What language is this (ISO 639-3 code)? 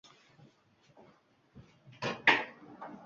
uzb